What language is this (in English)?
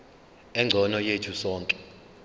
Zulu